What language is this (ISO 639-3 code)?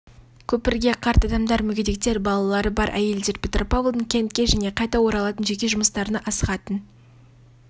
kaz